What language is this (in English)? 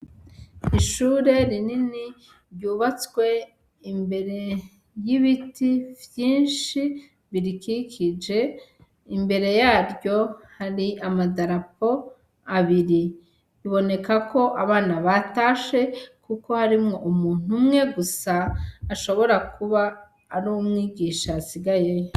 Rundi